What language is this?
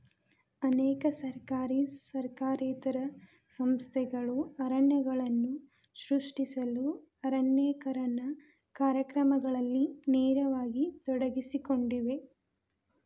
Kannada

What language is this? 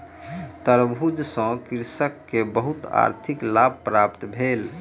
Maithili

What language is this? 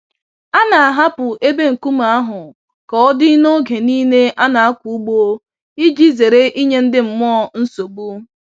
Igbo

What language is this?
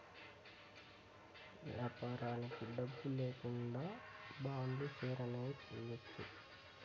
Telugu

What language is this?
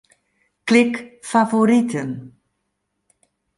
Western Frisian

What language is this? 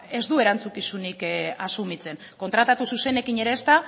Basque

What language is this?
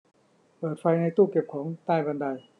Thai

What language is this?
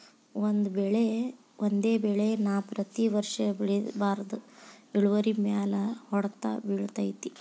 Kannada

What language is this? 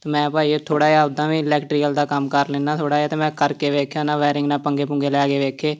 Punjabi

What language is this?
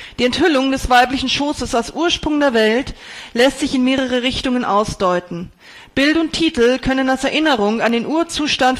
German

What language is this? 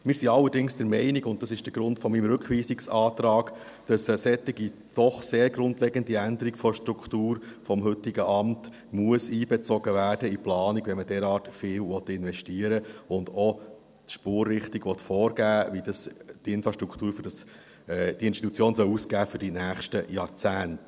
Swiss German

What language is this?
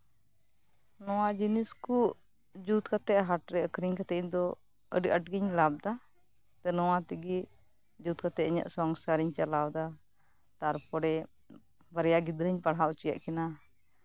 Santali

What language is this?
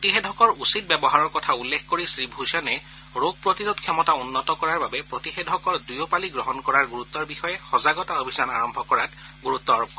Assamese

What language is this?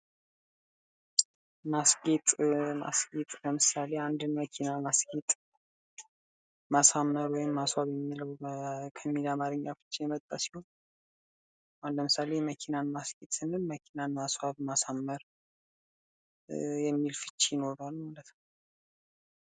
Amharic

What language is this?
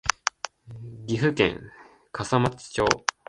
Japanese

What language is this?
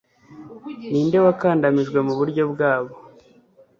Kinyarwanda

